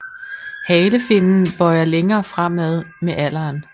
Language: Danish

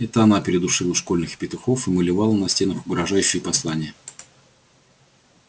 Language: Russian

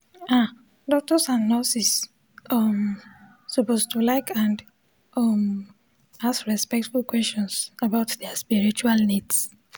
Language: Nigerian Pidgin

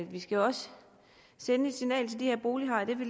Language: Danish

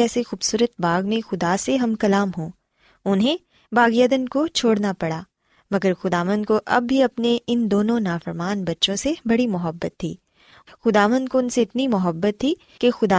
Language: Urdu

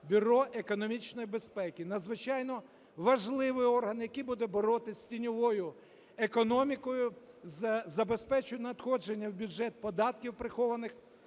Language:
Ukrainian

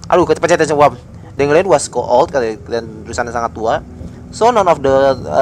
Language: Indonesian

